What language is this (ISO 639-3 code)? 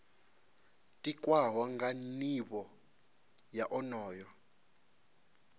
ven